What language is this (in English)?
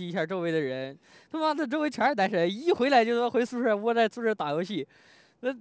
Chinese